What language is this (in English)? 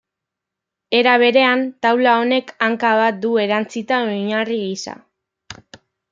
Basque